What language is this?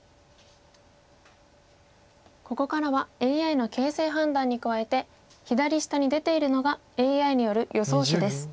Japanese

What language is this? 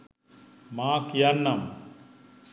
Sinhala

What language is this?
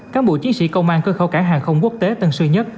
Vietnamese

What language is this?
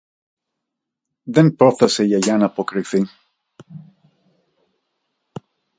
Greek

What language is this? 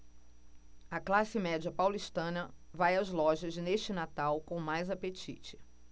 Portuguese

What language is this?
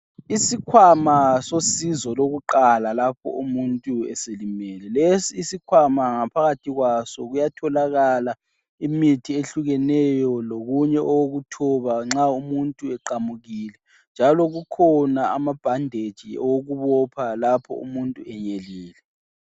North Ndebele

